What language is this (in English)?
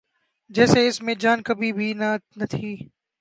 Urdu